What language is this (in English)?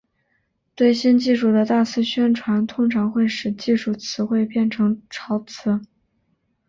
Chinese